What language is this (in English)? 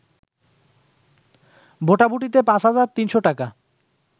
Bangla